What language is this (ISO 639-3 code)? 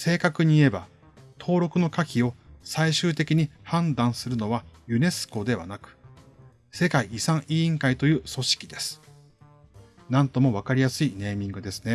jpn